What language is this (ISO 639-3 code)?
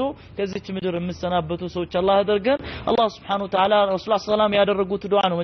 ara